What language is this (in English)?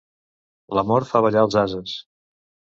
Catalan